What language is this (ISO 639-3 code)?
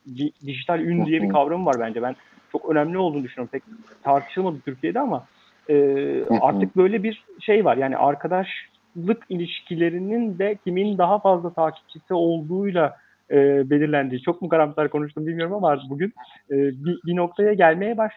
tur